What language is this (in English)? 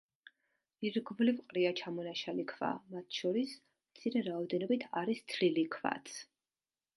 Georgian